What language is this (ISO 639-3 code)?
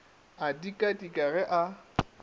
nso